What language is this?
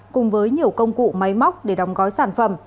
Vietnamese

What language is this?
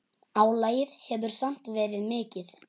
Icelandic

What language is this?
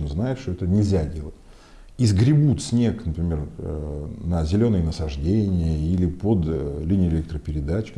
Russian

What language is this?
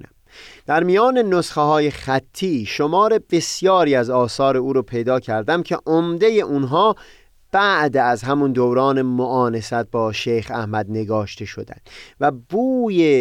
Persian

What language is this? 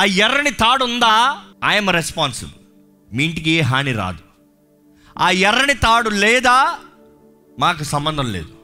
Telugu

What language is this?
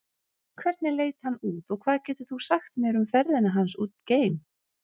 Icelandic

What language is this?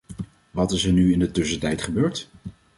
Dutch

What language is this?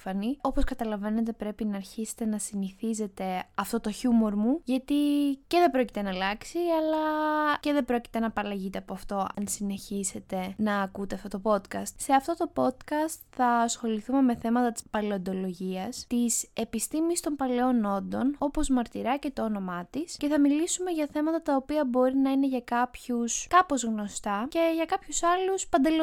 Greek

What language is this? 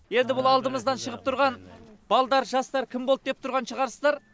Kazakh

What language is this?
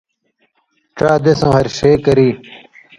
Indus Kohistani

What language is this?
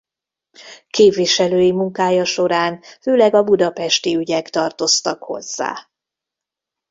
Hungarian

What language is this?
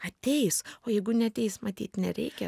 Lithuanian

